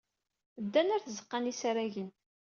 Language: Kabyle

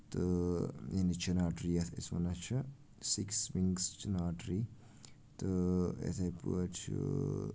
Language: Kashmiri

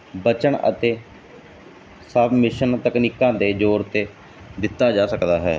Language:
Punjabi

